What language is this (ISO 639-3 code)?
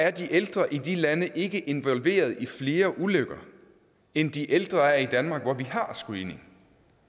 dan